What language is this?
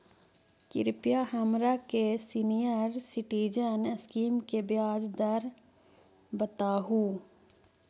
Magahi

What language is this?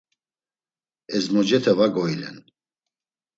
Laz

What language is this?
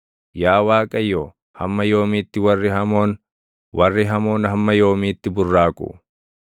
Oromo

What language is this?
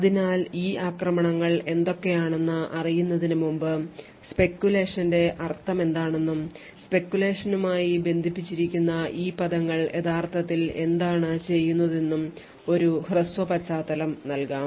Malayalam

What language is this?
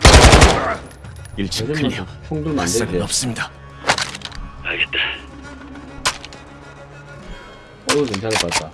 Korean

